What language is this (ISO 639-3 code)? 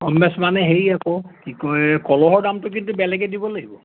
asm